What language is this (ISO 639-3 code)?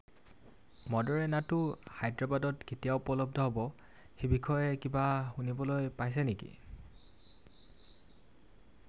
asm